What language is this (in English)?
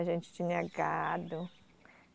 Portuguese